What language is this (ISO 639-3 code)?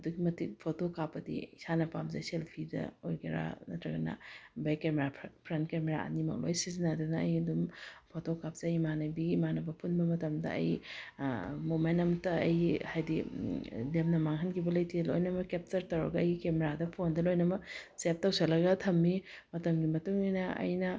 mni